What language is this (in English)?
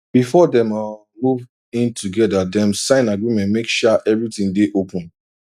Nigerian Pidgin